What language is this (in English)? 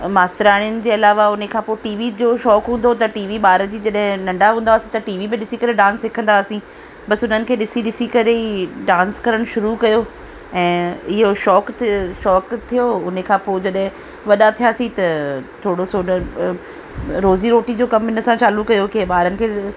Sindhi